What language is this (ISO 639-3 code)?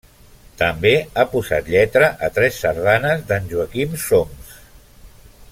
cat